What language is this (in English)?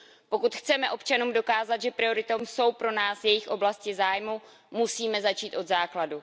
Czech